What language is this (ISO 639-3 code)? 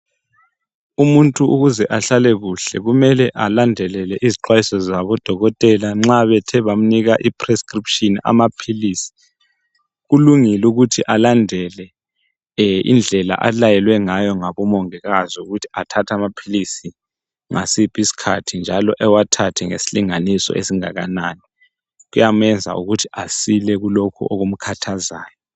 nde